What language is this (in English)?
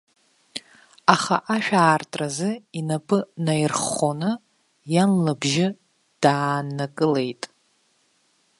Abkhazian